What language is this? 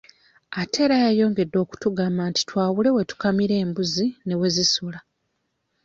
Ganda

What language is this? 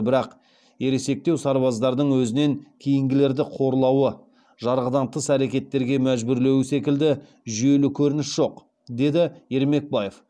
Kazakh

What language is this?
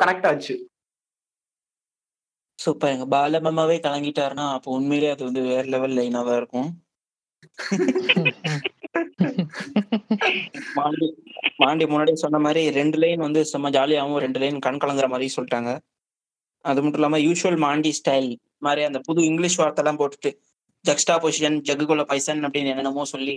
Tamil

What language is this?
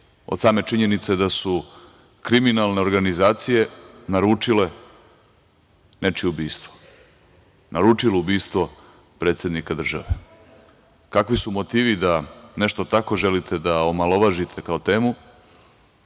Serbian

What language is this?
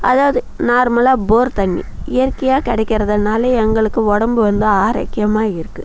Tamil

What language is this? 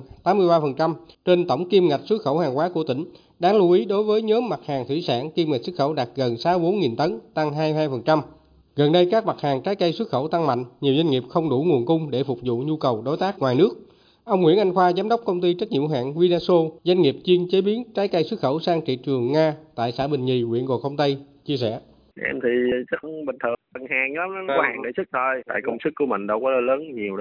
Vietnamese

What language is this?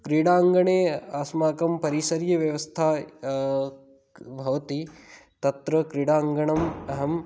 Sanskrit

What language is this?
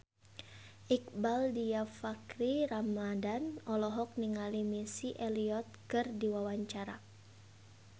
Sundanese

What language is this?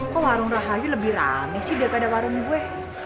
Indonesian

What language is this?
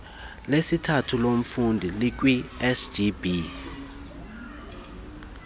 Xhosa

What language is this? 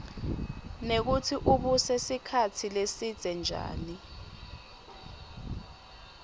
Swati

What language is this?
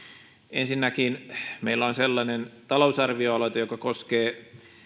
Finnish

